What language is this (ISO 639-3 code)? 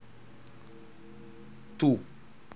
rus